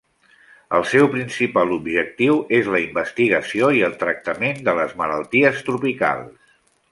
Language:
Catalan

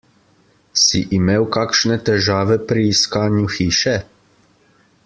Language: Slovenian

